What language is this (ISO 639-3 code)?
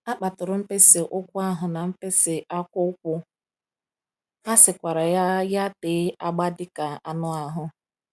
ibo